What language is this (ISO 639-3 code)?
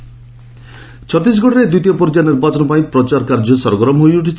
ori